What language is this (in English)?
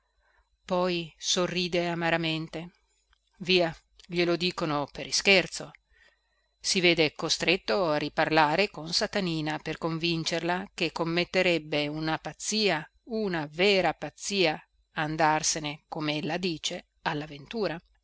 Italian